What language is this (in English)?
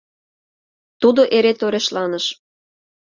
Mari